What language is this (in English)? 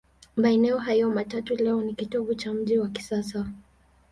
Swahili